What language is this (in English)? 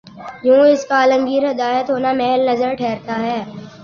Urdu